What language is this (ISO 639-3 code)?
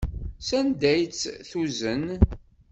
kab